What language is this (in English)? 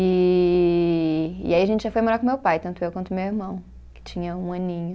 Portuguese